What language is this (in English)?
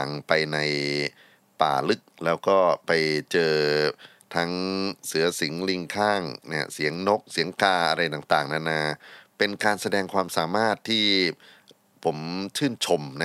Thai